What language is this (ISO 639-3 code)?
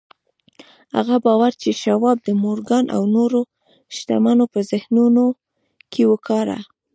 pus